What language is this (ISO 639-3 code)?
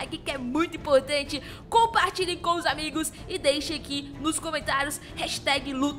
por